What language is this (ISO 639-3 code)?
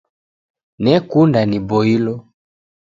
dav